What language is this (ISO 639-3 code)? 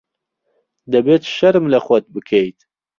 ckb